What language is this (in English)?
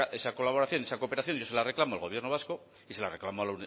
Spanish